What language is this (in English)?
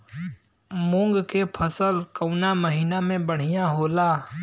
Bhojpuri